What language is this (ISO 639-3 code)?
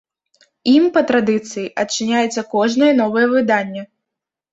bel